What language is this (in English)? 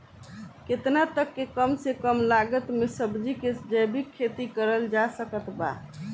Bhojpuri